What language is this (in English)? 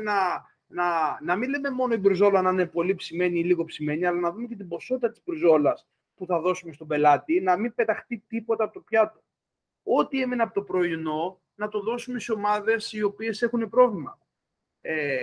Greek